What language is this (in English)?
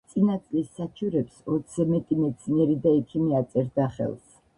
Georgian